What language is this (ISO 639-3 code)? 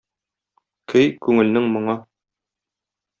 tat